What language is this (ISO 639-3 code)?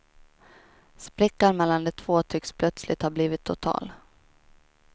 swe